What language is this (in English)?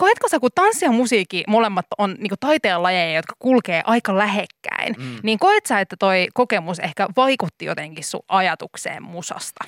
Finnish